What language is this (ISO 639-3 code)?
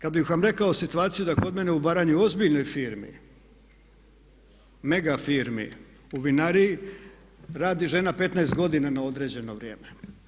hrv